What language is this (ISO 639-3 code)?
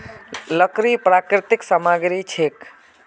mag